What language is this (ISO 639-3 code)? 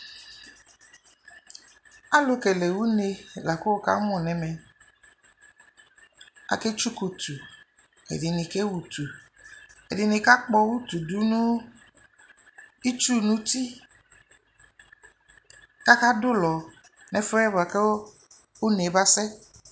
kpo